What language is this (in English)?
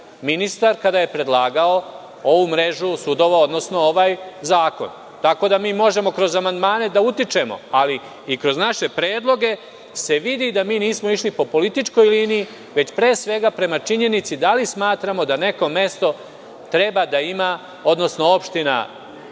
Serbian